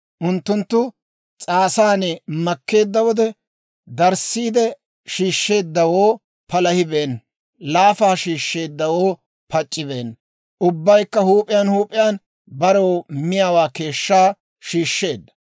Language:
Dawro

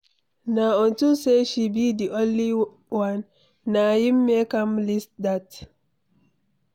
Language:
Nigerian Pidgin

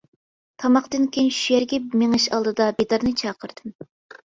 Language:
Uyghur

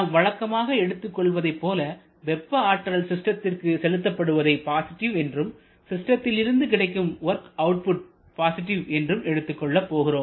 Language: Tamil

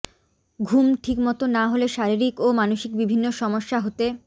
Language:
Bangla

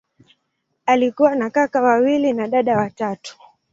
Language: Swahili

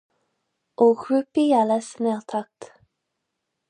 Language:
Irish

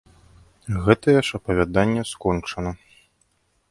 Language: Belarusian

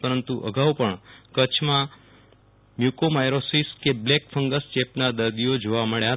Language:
Gujarati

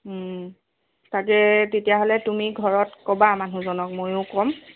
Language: Assamese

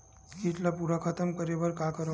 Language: Chhattisgarhi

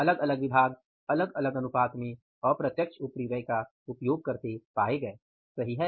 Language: Hindi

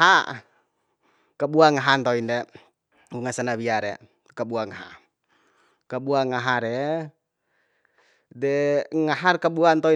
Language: Bima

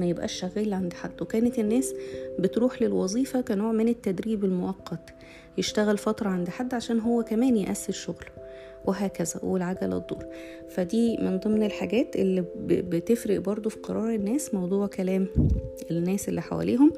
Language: Arabic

